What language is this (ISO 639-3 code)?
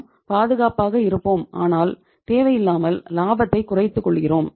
tam